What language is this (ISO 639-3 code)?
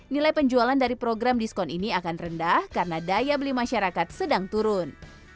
ind